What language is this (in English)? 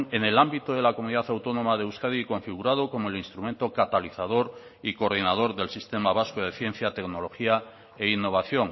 Spanish